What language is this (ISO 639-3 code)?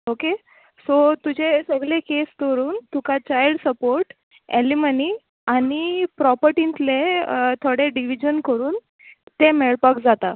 kok